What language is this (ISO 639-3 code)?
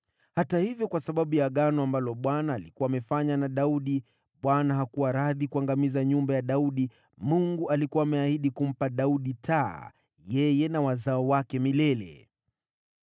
swa